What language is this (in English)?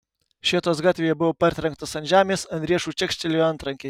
Lithuanian